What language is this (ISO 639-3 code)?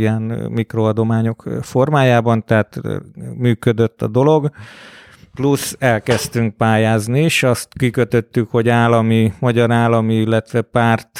hun